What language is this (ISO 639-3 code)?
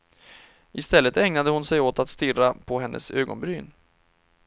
swe